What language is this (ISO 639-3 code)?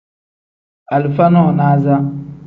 kdh